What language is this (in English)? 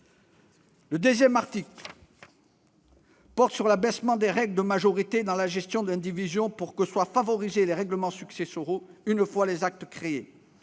French